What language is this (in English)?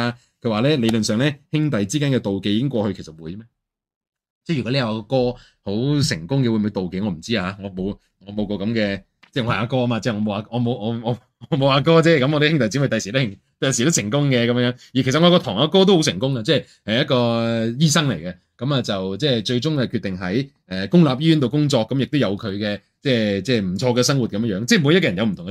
Chinese